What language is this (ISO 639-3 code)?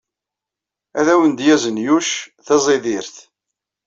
kab